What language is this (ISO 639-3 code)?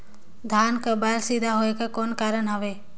hne